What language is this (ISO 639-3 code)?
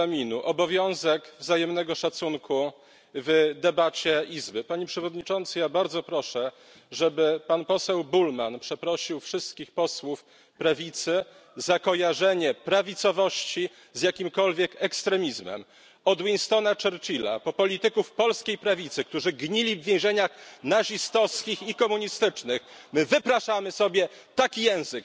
pol